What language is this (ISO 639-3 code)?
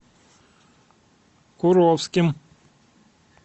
rus